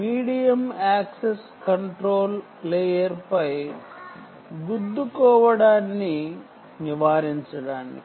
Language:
Telugu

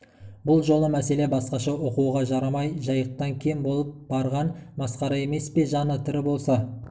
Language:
Kazakh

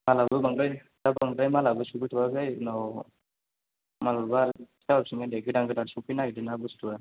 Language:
Bodo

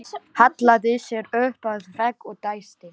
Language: Icelandic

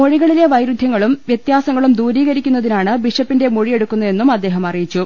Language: Malayalam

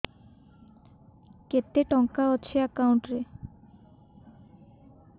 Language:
Odia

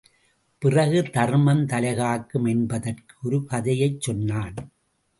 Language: Tamil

